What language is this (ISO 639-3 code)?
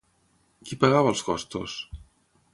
cat